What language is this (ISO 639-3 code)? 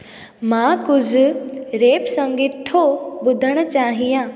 snd